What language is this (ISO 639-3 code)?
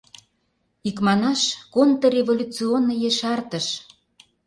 chm